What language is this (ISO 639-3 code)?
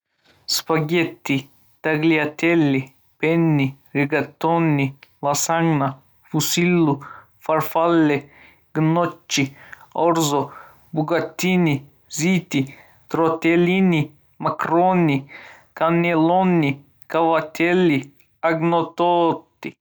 uzb